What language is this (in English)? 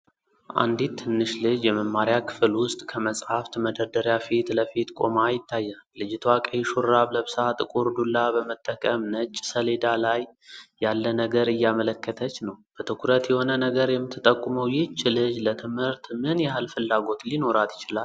Amharic